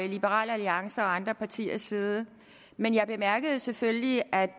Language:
Danish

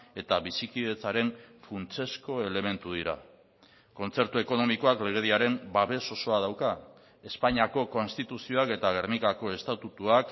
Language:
Basque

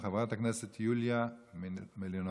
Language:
Hebrew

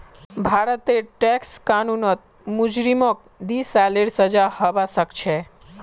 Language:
Magahi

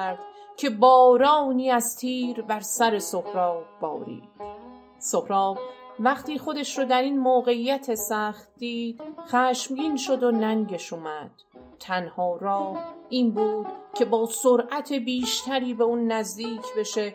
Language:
Persian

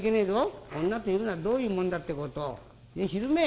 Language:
Japanese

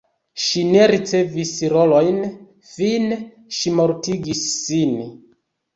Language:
Esperanto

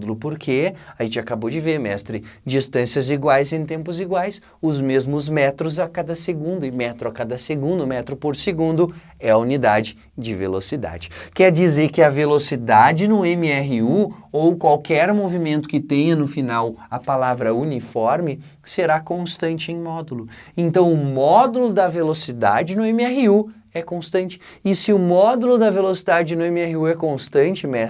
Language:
Portuguese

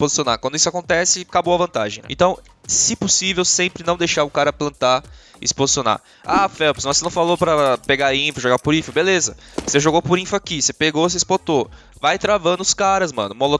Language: Portuguese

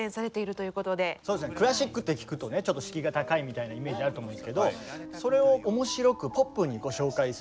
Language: Japanese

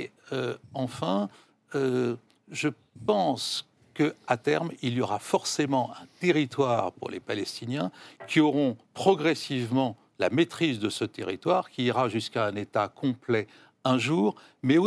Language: French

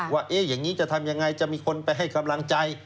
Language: Thai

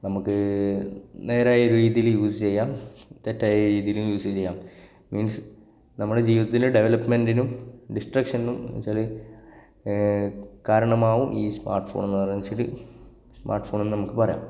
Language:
Malayalam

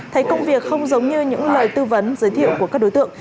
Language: Vietnamese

